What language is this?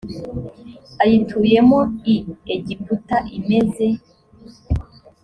Kinyarwanda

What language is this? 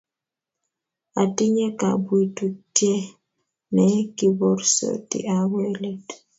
Kalenjin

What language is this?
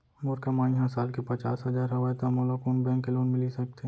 Chhattisgarhi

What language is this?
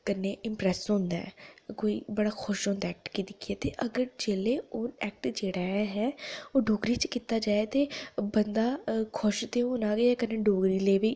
Dogri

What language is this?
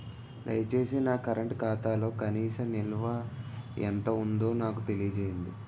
Telugu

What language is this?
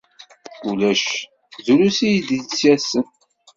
Kabyle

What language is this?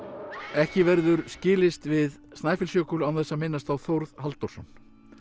Icelandic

